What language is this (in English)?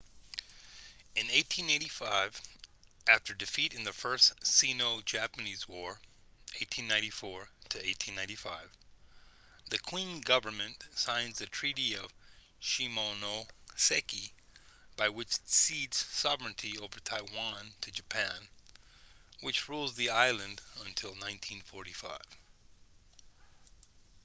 English